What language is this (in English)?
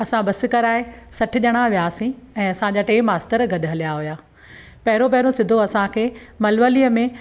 Sindhi